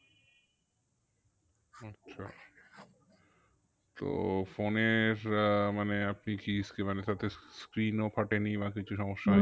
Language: Bangla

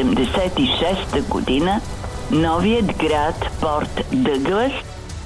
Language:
Bulgarian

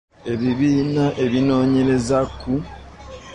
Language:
Ganda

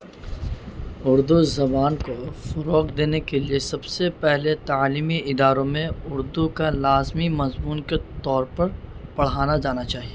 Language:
Urdu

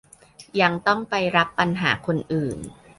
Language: Thai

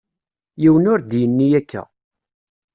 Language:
Kabyle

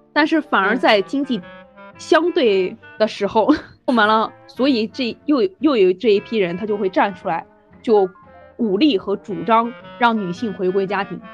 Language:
Chinese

